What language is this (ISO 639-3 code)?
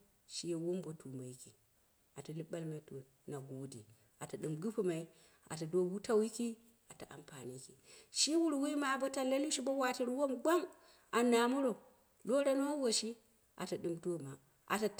kna